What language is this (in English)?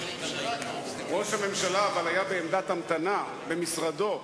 Hebrew